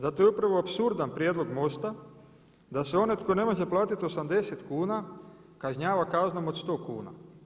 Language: Croatian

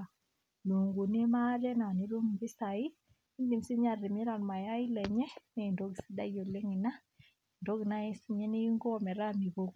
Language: Masai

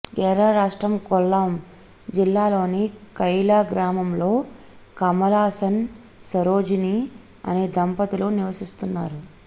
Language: Telugu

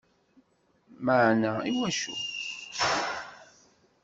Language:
Kabyle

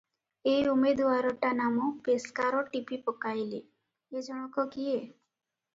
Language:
Odia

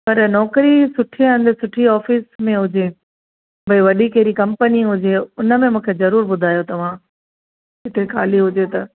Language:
Sindhi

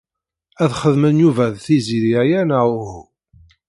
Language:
Kabyle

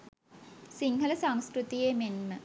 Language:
Sinhala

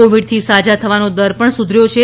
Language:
Gujarati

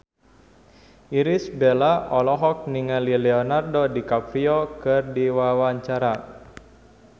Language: Sundanese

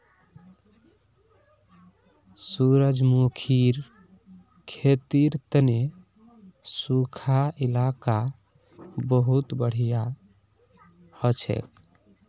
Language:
Magahi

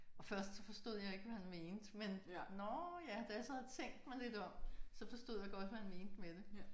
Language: Danish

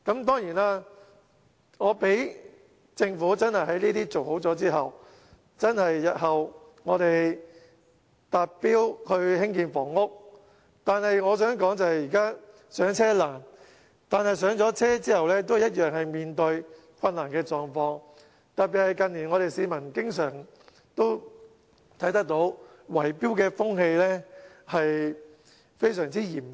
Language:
Cantonese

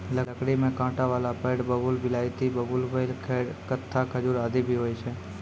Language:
Maithili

